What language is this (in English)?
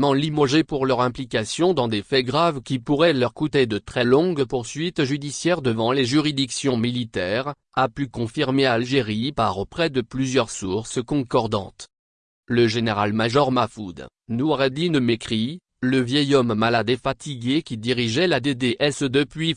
French